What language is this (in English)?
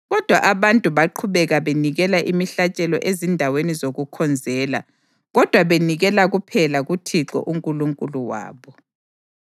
North Ndebele